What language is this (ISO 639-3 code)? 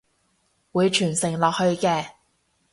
yue